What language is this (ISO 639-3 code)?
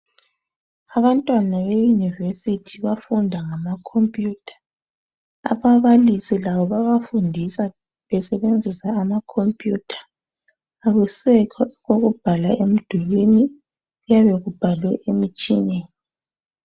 nde